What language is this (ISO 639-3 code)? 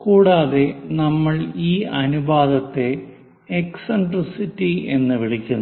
mal